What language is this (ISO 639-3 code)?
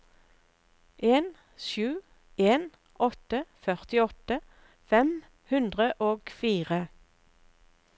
nor